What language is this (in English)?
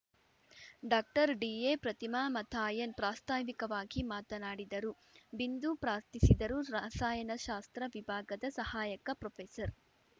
Kannada